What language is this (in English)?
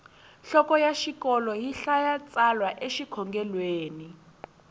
Tsonga